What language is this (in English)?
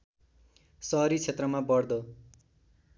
Nepali